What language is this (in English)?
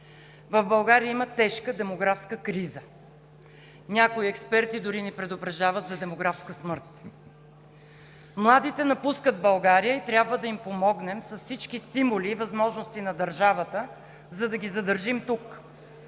Bulgarian